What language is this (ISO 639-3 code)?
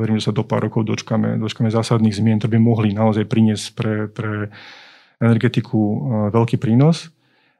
slk